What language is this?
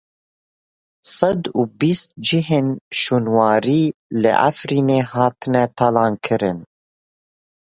Kurdish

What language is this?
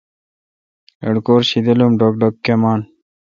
Kalkoti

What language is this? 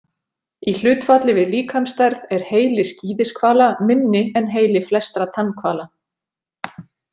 Icelandic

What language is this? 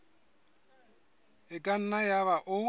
Southern Sotho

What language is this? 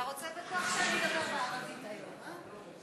Hebrew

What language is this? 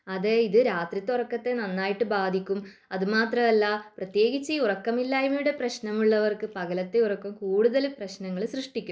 Malayalam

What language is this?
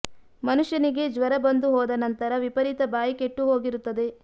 Kannada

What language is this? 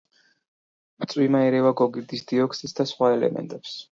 Georgian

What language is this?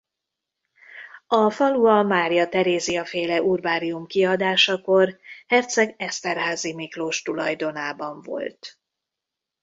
Hungarian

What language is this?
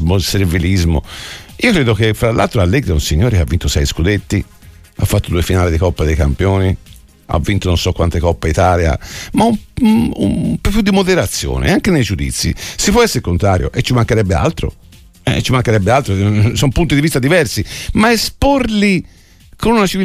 Italian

